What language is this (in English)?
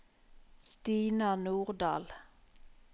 Norwegian